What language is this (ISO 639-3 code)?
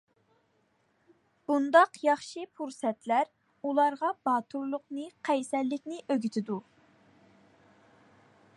uig